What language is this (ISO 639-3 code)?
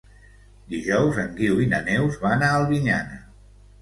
cat